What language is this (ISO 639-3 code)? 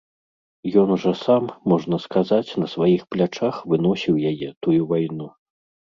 bel